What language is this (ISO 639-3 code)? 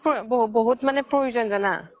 asm